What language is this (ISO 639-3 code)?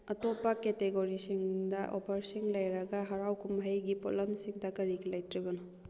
mni